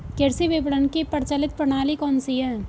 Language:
Hindi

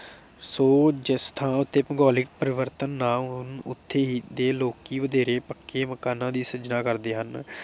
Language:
Punjabi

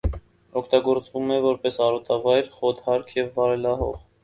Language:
Armenian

